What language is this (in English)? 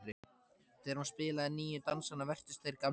Icelandic